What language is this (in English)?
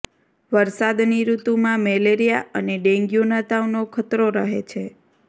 Gujarati